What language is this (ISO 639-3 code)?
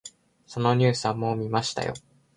jpn